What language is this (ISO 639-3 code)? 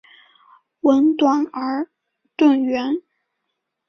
zho